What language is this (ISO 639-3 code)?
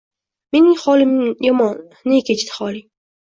uzb